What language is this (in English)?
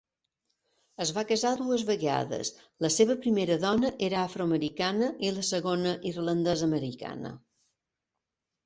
Catalan